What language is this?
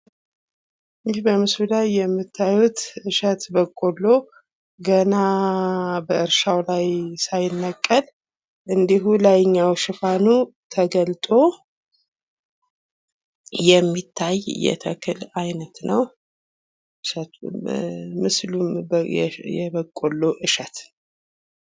Amharic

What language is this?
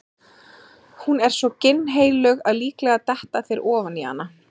Icelandic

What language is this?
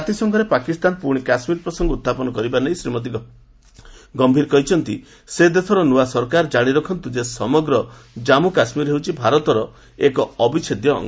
Odia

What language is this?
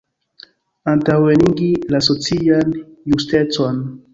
Esperanto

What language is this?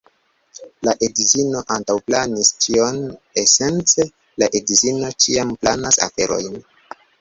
Esperanto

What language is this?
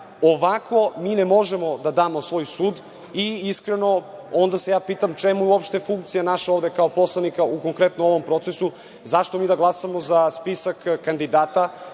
Serbian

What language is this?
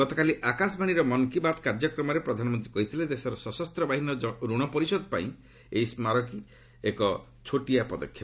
Odia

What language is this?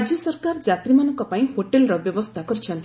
Odia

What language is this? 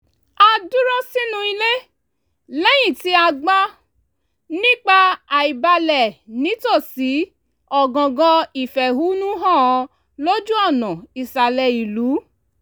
Yoruba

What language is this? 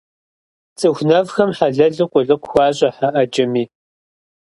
Kabardian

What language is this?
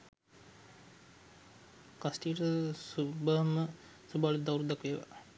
Sinhala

